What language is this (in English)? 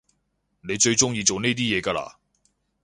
Cantonese